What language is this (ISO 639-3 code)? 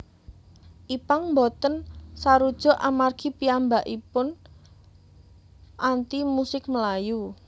jav